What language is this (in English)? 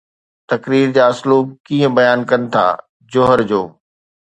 Sindhi